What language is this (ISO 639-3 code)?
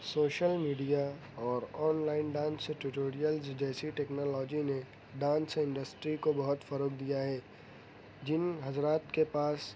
urd